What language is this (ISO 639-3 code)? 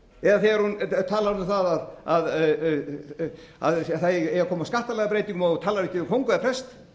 isl